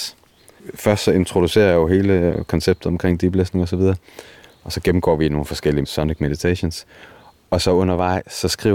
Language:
Danish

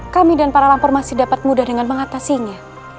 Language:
Indonesian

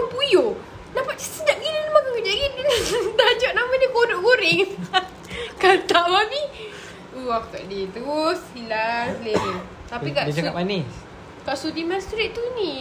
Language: Malay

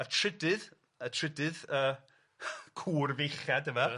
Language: Welsh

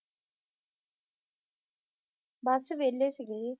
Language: Punjabi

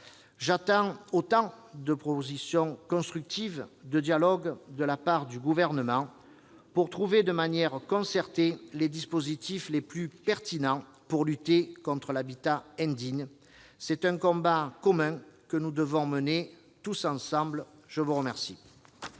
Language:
French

